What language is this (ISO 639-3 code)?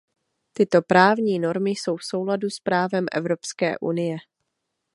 ces